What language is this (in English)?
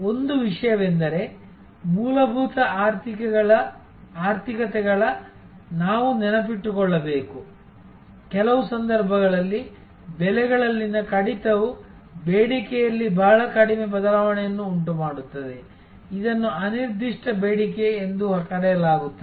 Kannada